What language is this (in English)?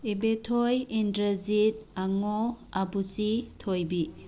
Manipuri